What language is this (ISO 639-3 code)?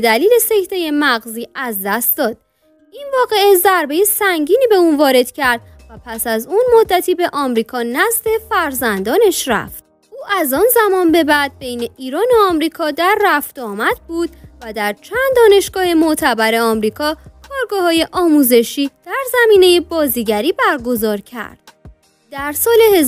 fas